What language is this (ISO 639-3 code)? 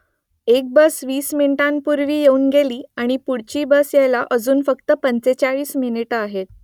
mar